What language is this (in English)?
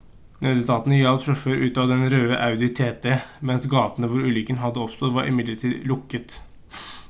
Norwegian Bokmål